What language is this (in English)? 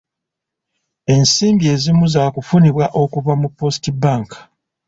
Ganda